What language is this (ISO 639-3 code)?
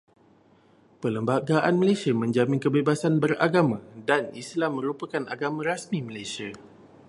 msa